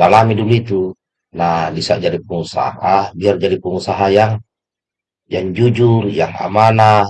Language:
Indonesian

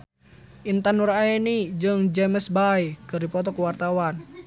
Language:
Sundanese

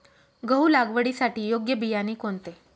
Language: Marathi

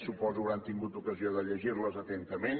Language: Catalan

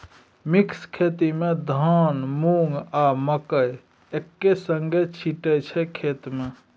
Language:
Maithili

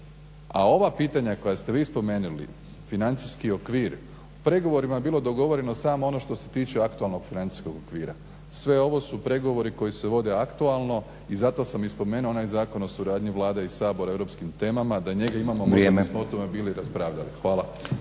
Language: Croatian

